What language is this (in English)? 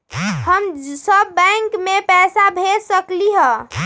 Magahi